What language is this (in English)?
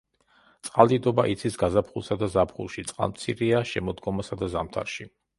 Georgian